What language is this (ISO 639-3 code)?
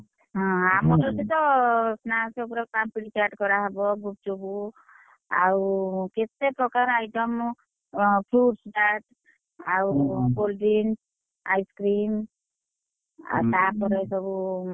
ori